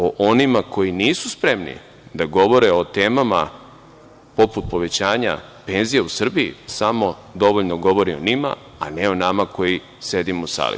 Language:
Serbian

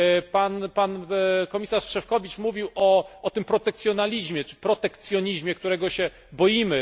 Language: Polish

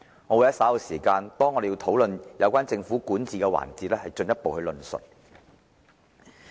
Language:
Cantonese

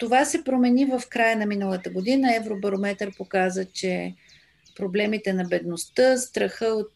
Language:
Bulgarian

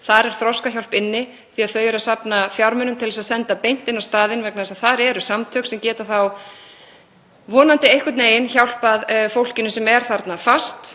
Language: Icelandic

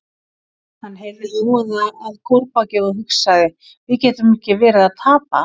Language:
Icelandic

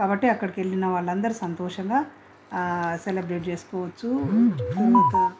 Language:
Telugu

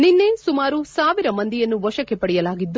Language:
Kannada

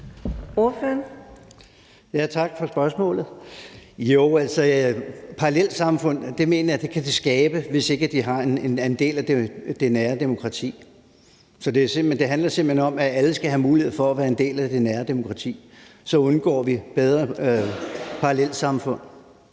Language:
Danish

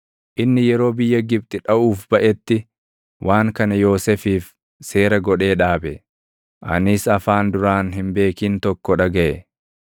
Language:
Oromo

